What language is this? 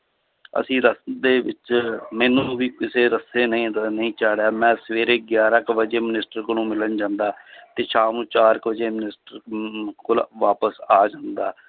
Punjabi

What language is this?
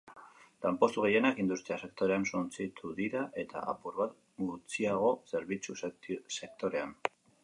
Basque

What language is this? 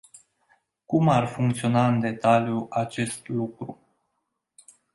Romanian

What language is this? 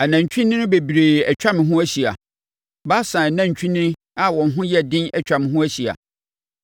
Akan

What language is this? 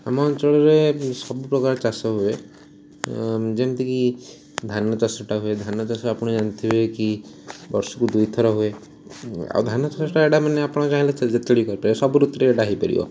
Odia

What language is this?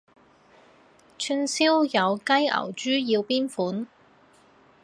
Cantonese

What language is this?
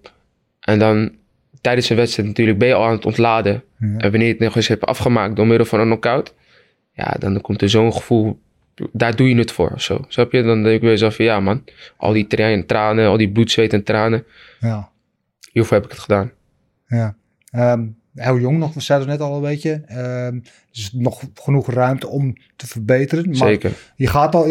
Dutch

